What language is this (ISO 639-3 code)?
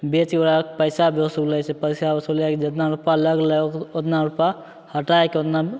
mai